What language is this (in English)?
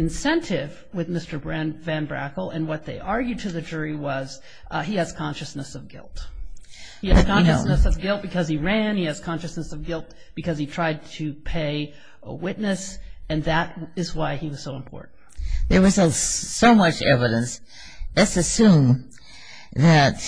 English